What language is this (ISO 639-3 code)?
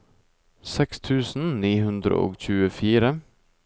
nor